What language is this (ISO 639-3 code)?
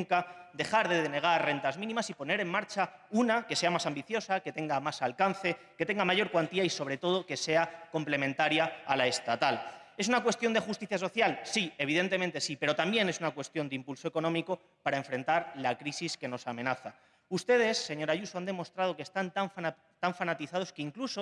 spa